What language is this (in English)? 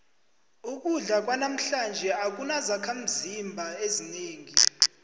South Ndebele